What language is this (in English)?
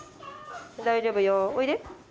Japanese